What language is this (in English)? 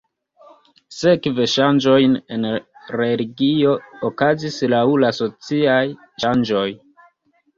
Esperanto